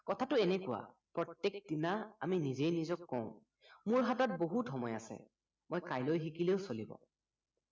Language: Assamese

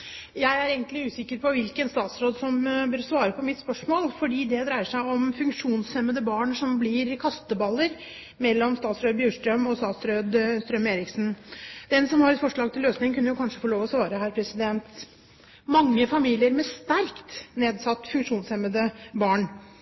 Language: Norwegian Bokmål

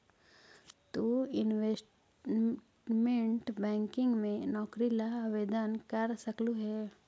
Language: Magahi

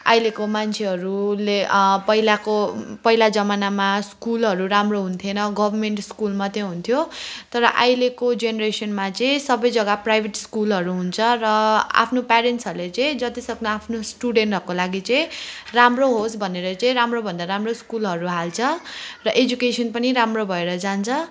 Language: Nepali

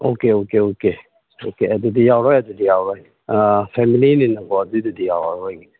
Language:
Manipuri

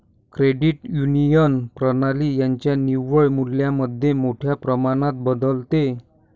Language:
Marathi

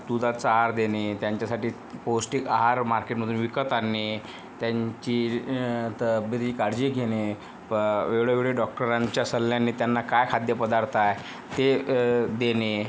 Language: Marathi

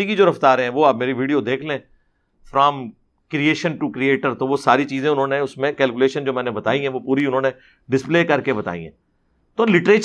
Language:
Urdu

